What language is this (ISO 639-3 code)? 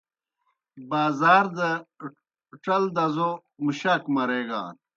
plk